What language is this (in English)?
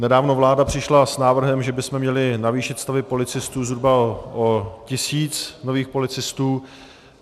Czech